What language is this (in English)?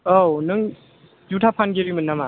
Bodo